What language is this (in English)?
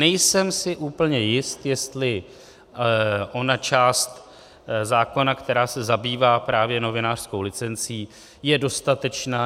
Czech